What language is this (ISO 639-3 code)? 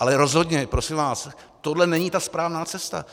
ces